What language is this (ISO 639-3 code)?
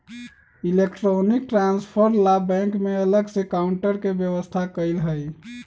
mag